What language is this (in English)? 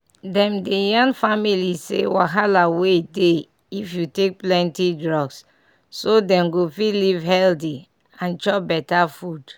Nigerian Pidgin